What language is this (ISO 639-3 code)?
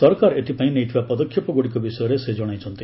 ori